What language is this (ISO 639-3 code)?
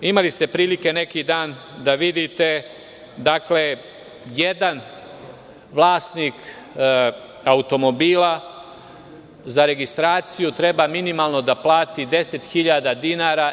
srp